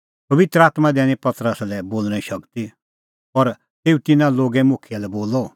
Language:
Kullu Pahari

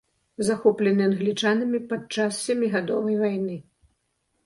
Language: Belarusian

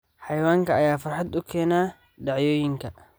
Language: Somali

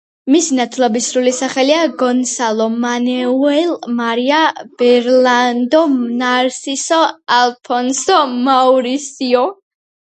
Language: Georgian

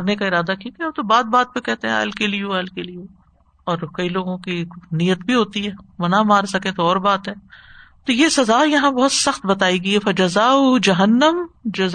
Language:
Urdu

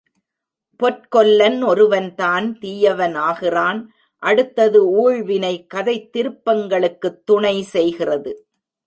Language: Tamil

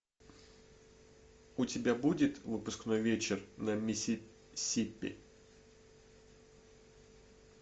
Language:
Russian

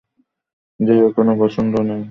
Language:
Bangla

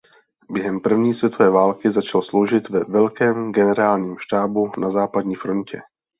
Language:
Czech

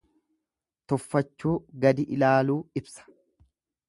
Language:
Oromo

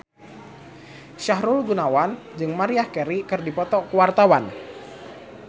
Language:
Sundanese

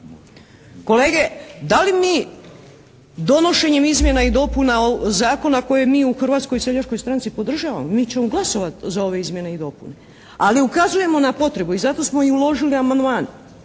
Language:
Croatian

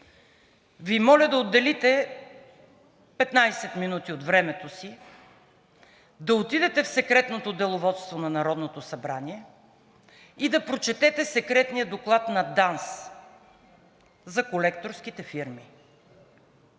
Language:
Bulgarian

